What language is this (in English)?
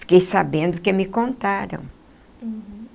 Portuguese